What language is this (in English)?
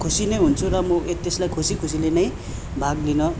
Nepali